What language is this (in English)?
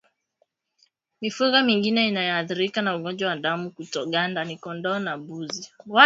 Swahili